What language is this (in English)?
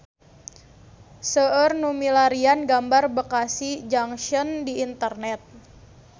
Sundanese